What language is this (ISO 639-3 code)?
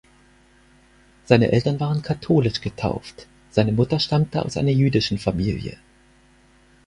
deu